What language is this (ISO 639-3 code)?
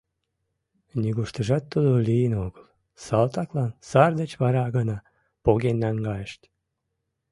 chm